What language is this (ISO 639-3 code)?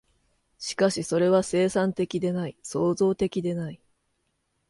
jpn